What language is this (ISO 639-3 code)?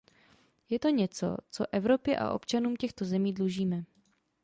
ces